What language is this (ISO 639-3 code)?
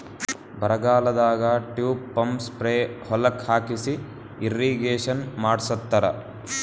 kan